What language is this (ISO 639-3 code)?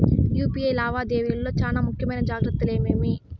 tel